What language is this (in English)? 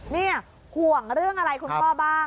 Thai